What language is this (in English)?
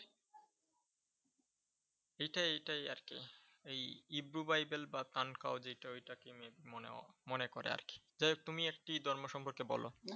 Bangla